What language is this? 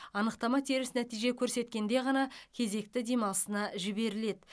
Kazakh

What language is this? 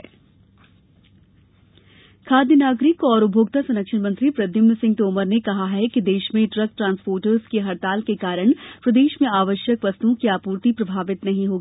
Hindi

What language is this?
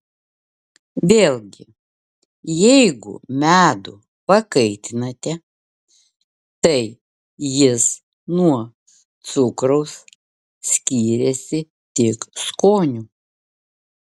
Lithuanian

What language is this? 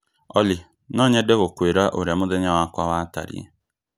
Kikuyu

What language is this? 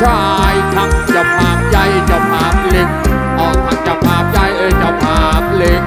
Thai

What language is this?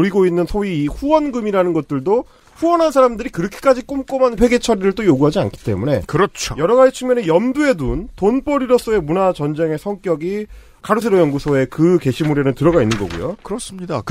Korean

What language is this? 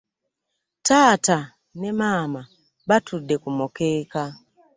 Ganda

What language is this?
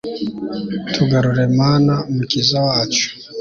Kinyarwanda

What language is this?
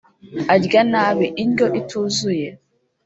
Kinyarwanda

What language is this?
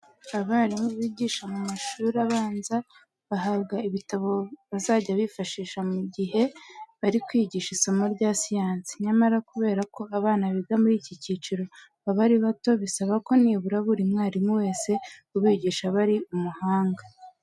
Kinyarwanda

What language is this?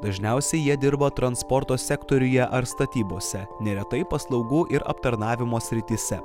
Lithuanian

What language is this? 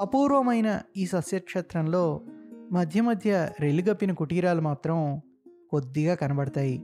Telugu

